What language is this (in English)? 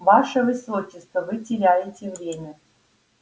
Russian